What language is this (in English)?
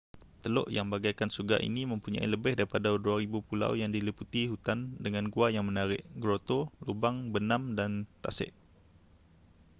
Malay